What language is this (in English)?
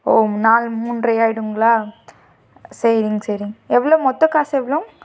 Tamil